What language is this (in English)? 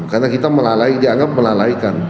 Indonesian